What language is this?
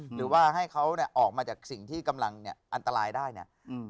Thai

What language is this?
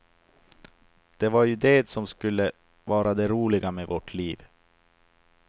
Swedish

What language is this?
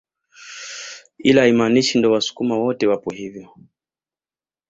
Swahili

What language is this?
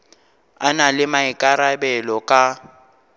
Northern Sotho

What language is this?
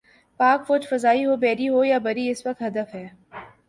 Urdu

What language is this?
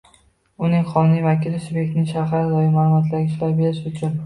Uzbek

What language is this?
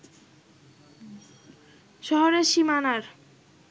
Bangla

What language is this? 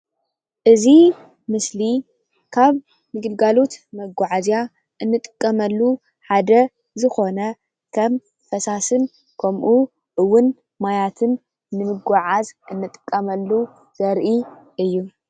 Tigrinya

